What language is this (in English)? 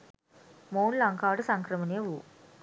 Sinhala